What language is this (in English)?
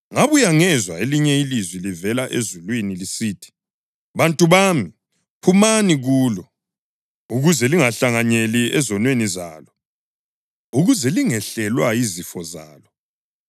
North Ndebele